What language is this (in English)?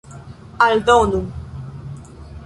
Esperanto